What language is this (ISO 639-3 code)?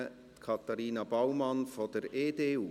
gsw